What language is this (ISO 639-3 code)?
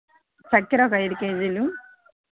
tel